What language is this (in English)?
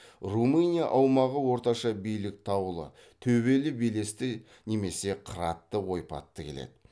Kazakh